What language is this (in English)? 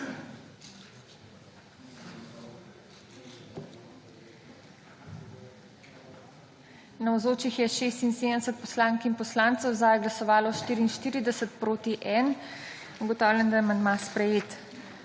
Slovenian